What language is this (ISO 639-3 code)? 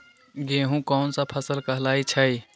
mag